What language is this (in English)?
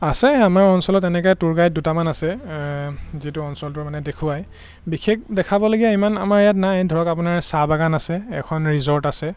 Assamese